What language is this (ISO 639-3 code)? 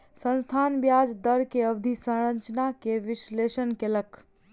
mai